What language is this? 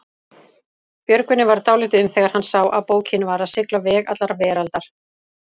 Icelandic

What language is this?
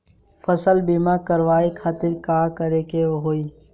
Bhojpuri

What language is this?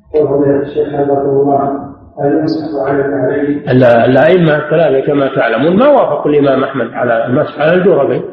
Arabic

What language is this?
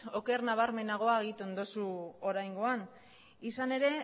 Basque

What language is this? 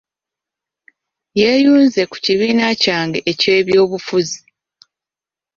Ganda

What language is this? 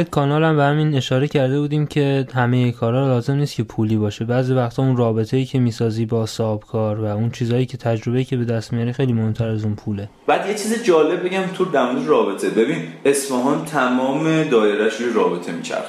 Persian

